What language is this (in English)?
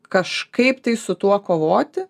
Lithuanian